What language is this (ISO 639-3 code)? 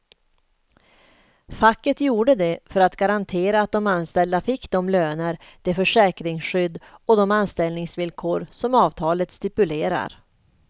swe